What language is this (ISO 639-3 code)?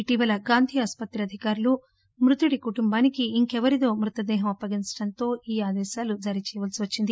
tel